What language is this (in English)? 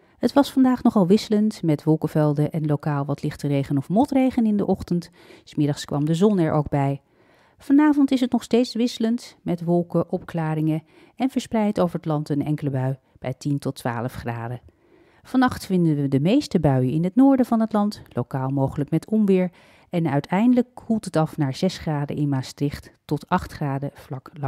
Dutch